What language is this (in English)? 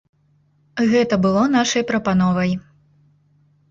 Belarusian